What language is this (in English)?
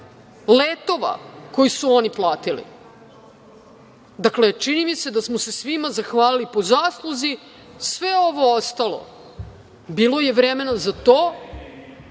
Serbian